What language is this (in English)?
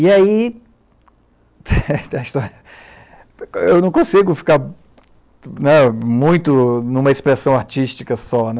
Portuguese